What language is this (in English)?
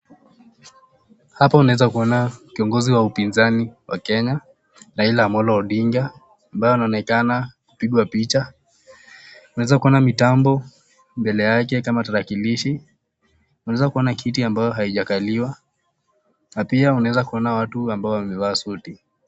Swahili